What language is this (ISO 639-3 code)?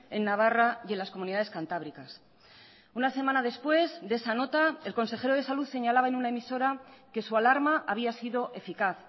spa